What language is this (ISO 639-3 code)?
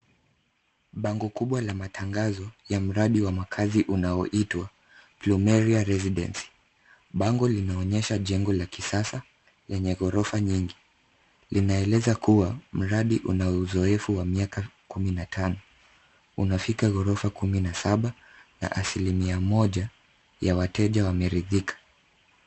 swa